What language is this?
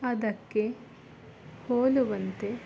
Kannada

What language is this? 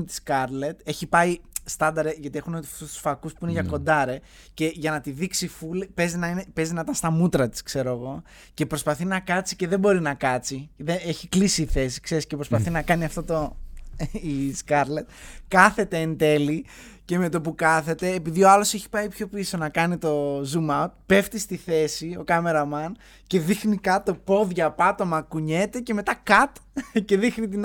Greek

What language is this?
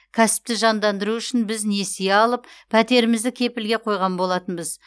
Kazakh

